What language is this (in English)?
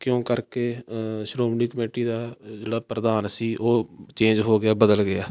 Punjabi